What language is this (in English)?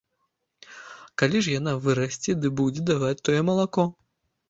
Belarusian